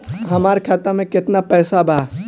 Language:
Bhojpuri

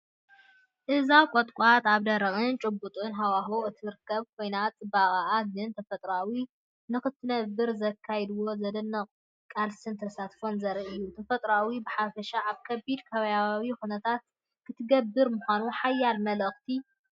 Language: Tigrinya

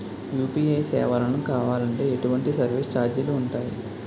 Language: Telugu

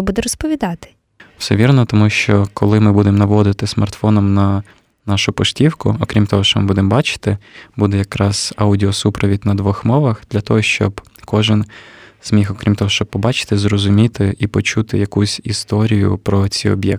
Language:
Ukrainian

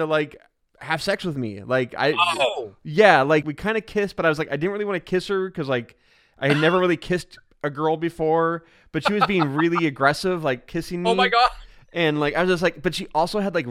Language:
English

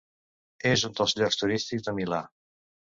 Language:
Catalan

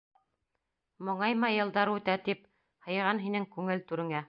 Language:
Bashkir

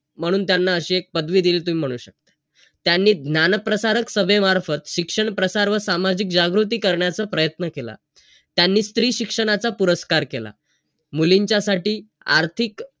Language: Marathi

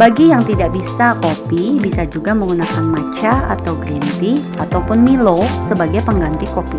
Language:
Indonesian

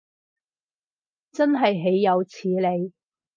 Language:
Cantonese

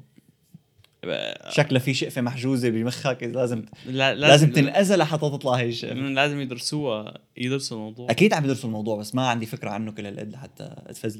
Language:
Arabic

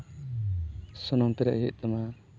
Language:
Santali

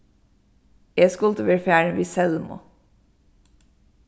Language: Faroese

